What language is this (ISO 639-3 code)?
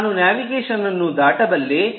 kan